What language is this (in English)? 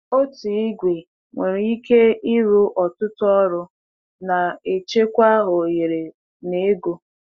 Igbo